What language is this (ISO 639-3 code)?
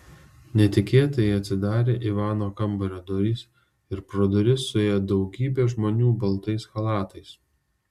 lit